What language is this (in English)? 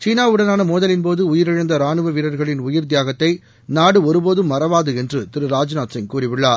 Tamil